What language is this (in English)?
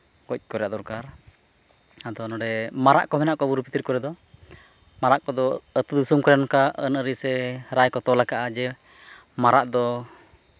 Santali